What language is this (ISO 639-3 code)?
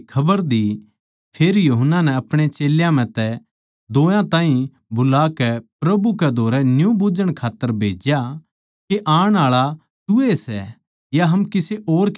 bgc